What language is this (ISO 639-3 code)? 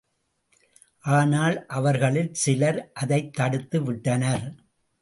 tam